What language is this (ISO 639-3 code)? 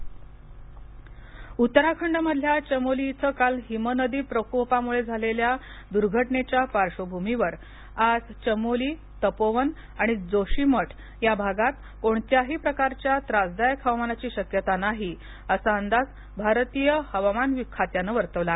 mar